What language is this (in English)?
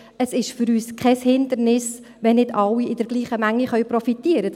Swiss German